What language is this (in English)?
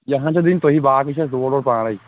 Kashmiri